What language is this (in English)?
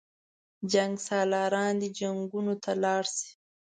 Pashto